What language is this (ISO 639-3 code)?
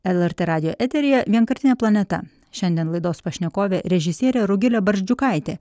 lit